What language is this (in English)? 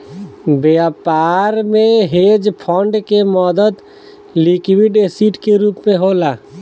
Bhojpuri